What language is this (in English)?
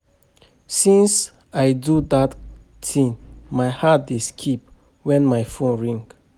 Nigerian Pidgin